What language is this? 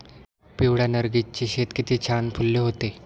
Marathi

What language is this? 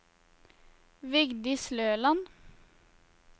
Norwegian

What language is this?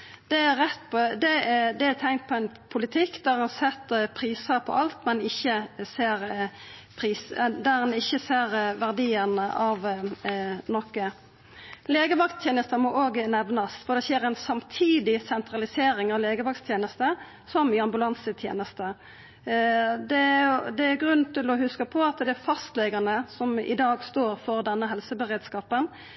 Norwegian Nynorsk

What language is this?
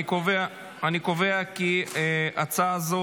Hebrew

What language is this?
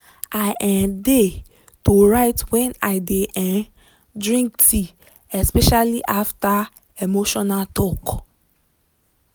Nigerian Pidgin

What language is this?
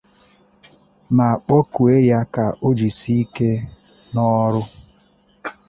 Igbo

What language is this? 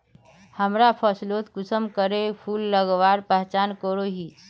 Magahi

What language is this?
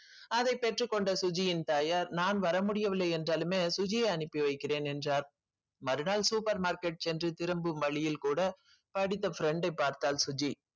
Tamil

